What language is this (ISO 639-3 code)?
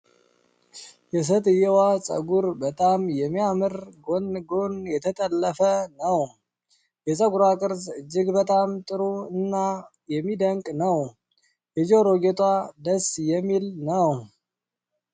amh